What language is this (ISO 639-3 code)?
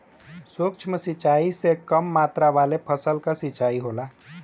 bho